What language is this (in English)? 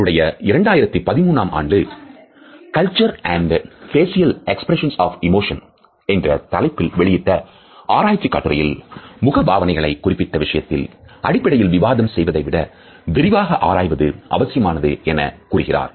Tamil